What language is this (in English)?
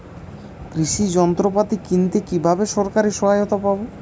Bangla